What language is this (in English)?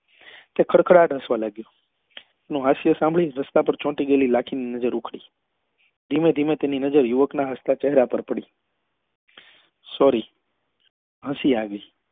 Gujarati